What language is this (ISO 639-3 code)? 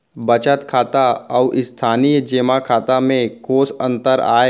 hne